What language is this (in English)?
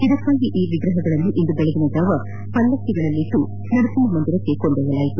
Kannada